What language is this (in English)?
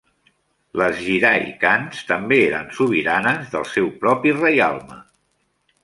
Catalan